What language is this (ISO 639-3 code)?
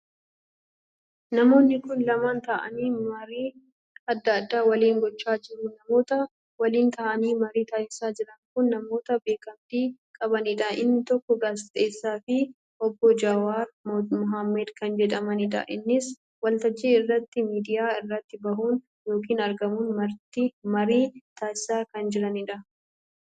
orm